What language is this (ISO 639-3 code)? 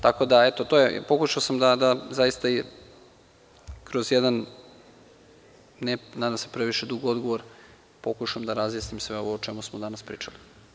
srp